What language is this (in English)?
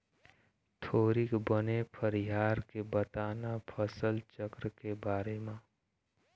Chhattisgarhi